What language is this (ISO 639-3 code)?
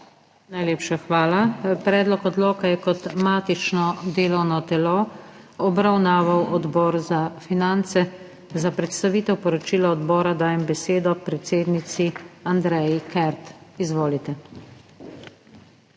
slv